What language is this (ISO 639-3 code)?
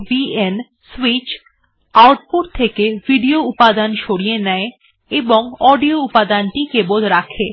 ben